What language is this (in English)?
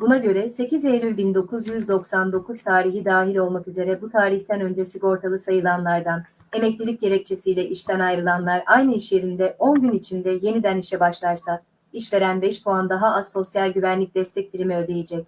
Turkish